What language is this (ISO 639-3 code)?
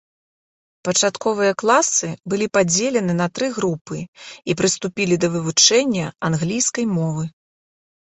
bel